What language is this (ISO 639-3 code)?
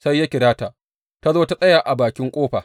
hau